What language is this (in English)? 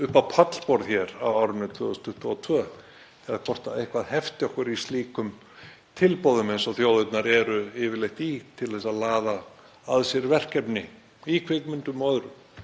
Icelandic